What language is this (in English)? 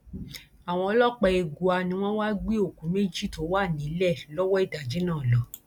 Yoruba